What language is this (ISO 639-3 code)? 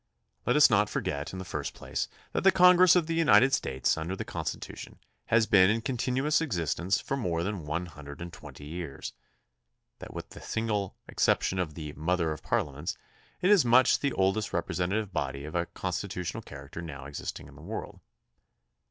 eng